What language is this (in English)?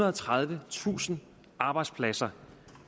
Danish